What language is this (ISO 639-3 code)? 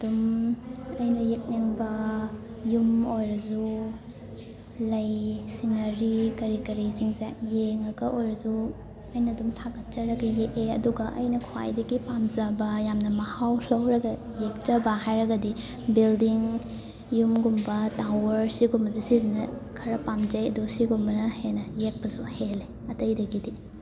mni